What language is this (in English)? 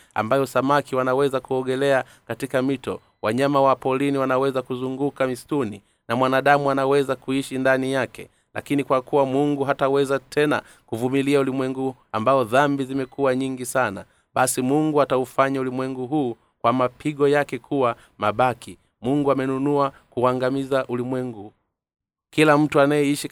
Swahili